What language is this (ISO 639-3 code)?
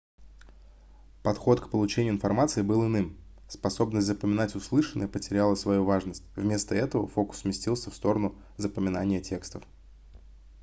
rus